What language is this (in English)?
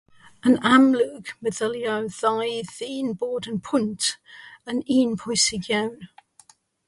Welsh